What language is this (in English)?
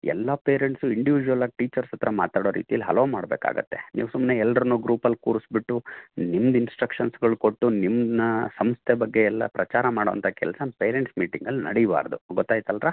Kannada